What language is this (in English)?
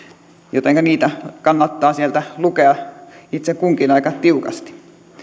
Finnish